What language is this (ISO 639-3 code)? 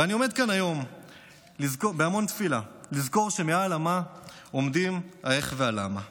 heb